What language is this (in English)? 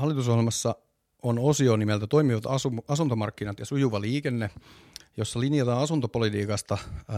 Finnish